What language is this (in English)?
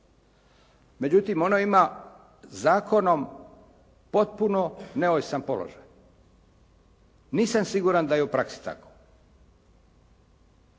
Croatian